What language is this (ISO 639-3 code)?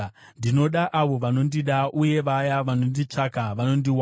sna